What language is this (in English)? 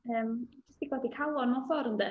Welsh